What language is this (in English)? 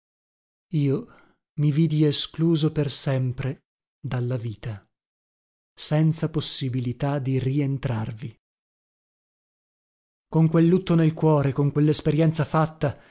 Italian